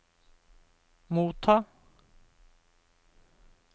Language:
Norwegian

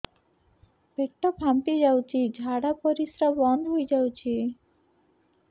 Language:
Odia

